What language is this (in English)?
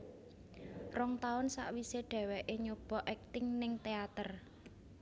Javanese